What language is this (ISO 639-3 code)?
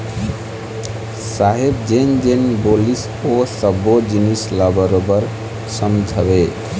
hne